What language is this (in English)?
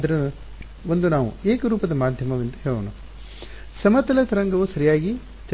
Kannada